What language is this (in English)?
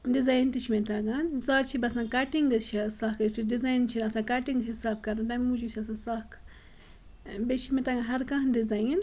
Kashmiri